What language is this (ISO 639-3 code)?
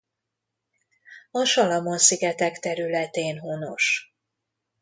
hun